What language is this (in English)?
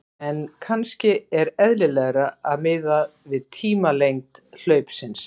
Icelandic